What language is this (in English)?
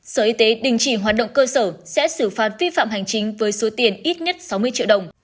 Vietnamese